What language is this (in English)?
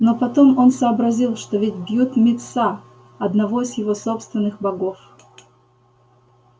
Russian